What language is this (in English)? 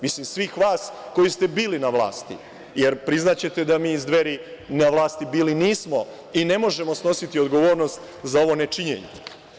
Serbian